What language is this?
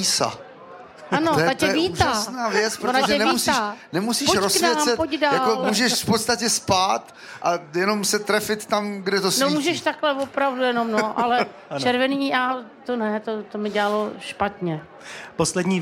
Czech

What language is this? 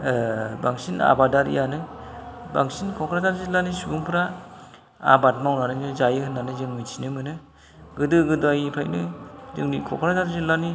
Bodo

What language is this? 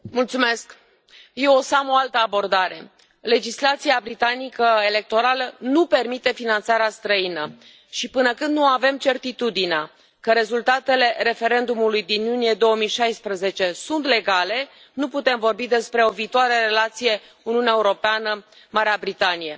Romanian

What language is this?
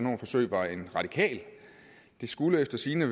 Danish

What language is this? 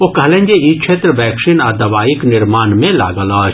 Maithili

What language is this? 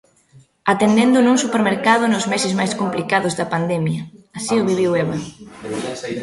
Galician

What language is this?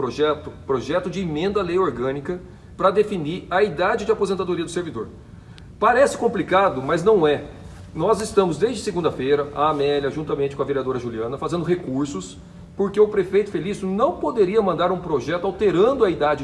Portuguese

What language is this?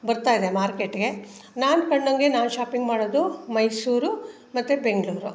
Kannada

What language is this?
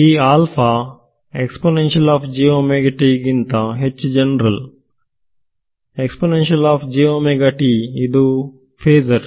Kannada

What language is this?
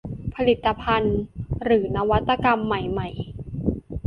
Thai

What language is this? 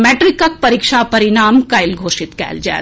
Maithili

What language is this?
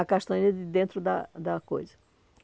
Portuguese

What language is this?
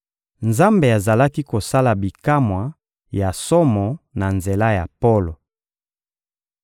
Lingala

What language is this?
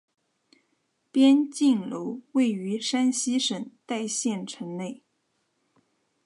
Chinese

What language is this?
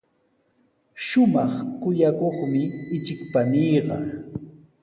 Sihuas Ancash Quechua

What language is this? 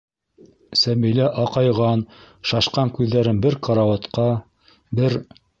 Bashkir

